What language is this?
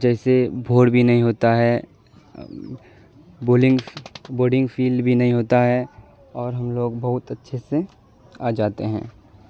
Urdu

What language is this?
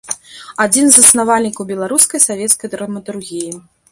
Belarusian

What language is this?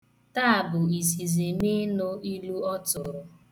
Igbo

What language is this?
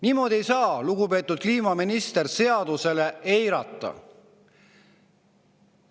Estonian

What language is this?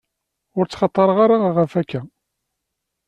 Kabyle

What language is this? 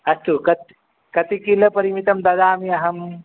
Sanskrit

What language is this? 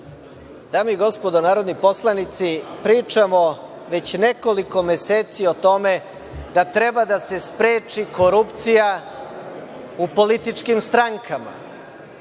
Serbian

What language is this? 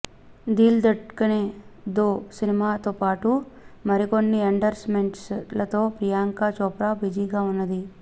Telugu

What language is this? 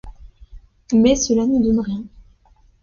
French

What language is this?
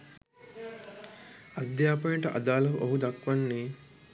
Sinhala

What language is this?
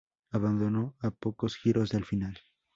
Spanish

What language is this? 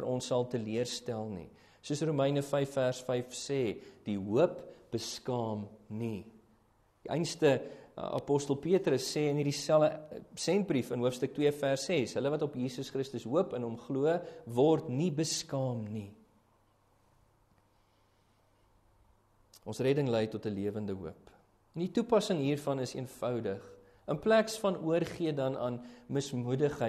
Dutch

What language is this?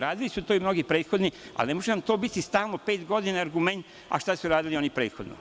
Serbian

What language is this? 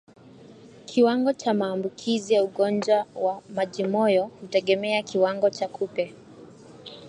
Swahili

